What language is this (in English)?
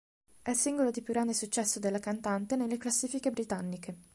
Italian